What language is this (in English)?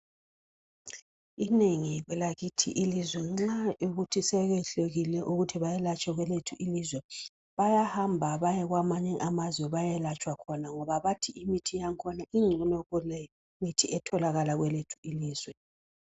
North Ndebele